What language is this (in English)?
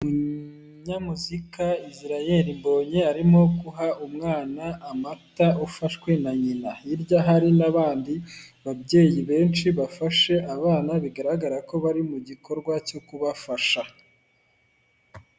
Kinyarwanda